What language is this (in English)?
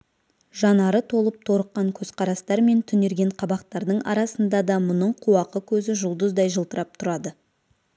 Kazakh